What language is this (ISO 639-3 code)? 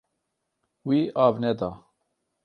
kur